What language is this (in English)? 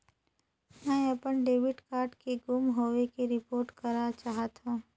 Chhattisgarhi